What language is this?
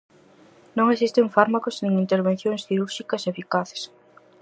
Galician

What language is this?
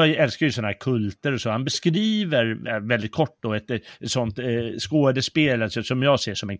Swedish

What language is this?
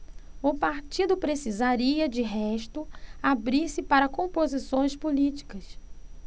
Portuguese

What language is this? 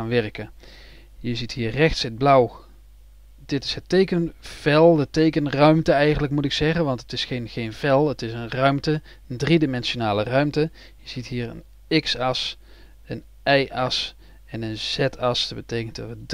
Dutch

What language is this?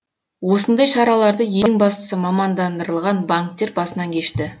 Kazakh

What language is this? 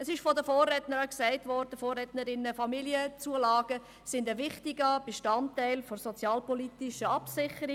Swiss German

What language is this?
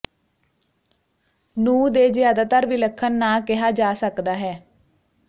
Punjabi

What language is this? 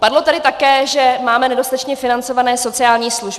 Czech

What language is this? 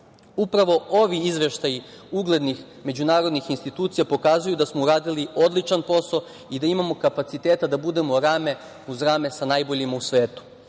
Serbian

